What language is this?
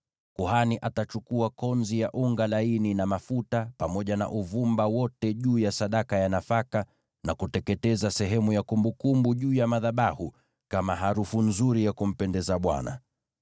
Swahili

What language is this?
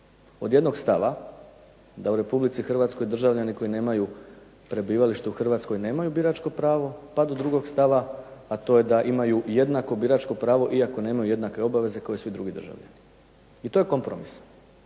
Croatian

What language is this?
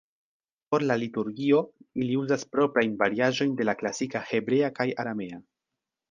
Esperanto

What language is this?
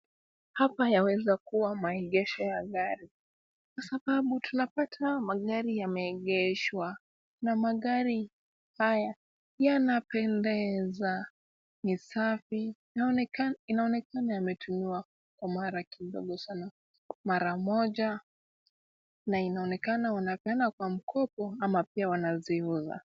Swahili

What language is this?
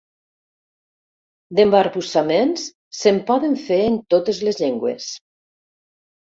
Catalan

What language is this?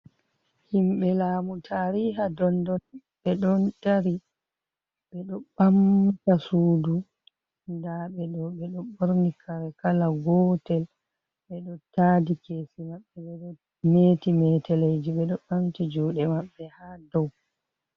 Fula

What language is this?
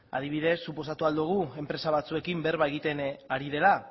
Basque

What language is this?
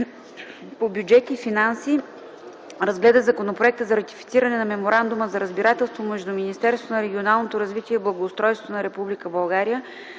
Bulgarian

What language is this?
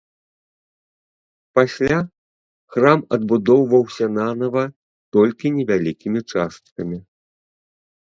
Belarusian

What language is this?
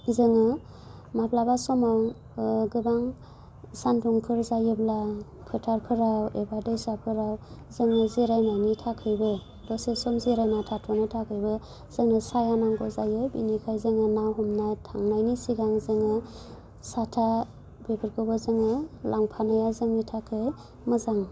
Bodo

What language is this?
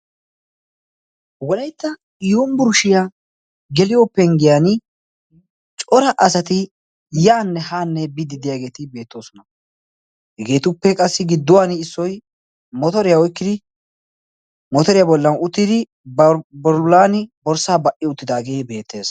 Wolaytta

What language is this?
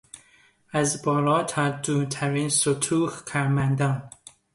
Persian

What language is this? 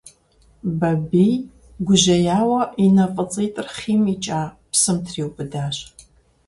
Kabardian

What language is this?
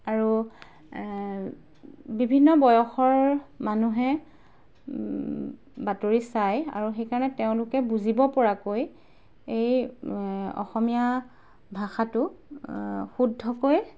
Assamese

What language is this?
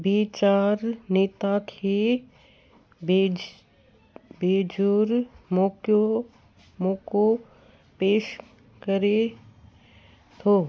Sindhi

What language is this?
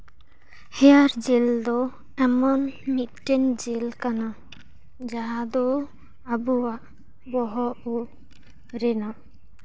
Santali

